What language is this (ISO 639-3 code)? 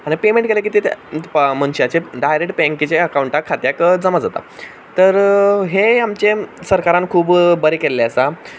kok